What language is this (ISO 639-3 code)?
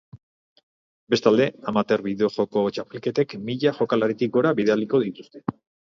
eus